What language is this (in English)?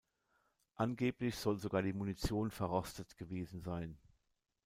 German